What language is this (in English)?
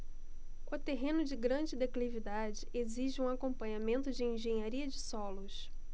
Portuguese